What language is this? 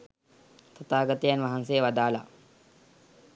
Sinhala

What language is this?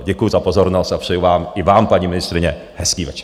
Czech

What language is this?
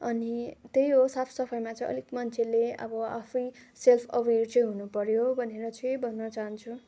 Nepali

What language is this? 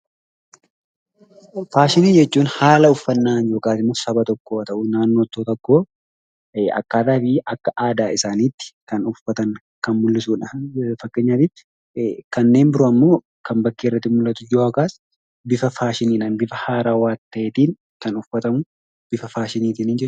Oromo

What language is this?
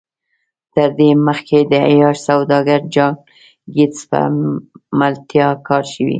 Pashto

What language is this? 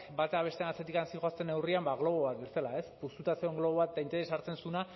Basque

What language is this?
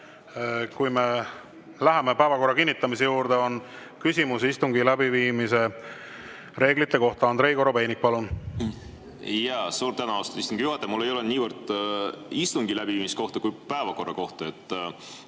Estonian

